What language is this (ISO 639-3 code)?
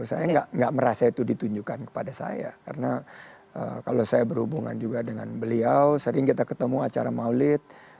ind